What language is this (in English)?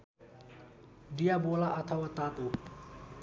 Nepali